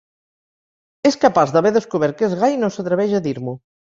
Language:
Catalan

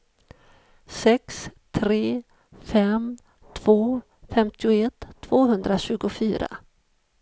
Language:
Swedish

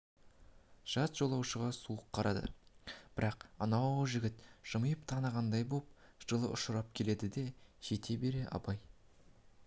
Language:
Kazakh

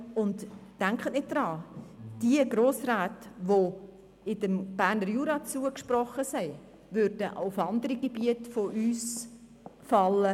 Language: Swiss German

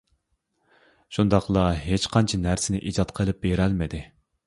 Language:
Uyghur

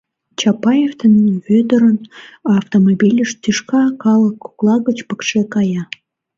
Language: Mari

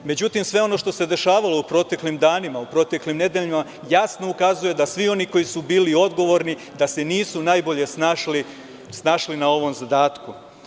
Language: Serbian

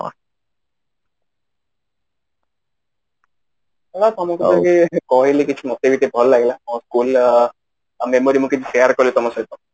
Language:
Odia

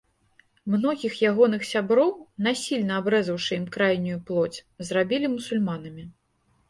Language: Belarusian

